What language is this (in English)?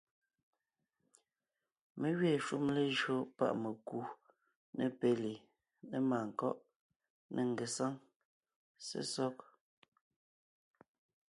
Ngiemboon